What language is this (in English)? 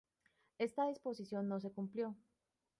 Spanish